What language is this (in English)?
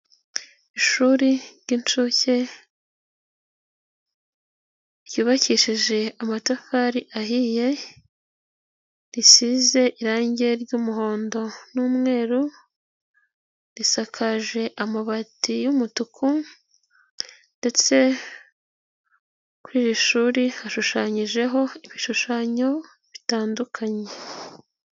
Kinyarwanda